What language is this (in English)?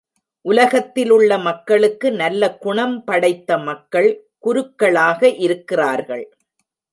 Tamil